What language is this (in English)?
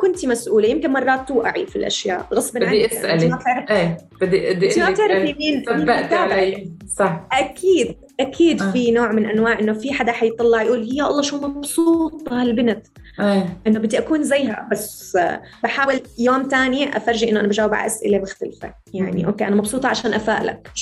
Arabic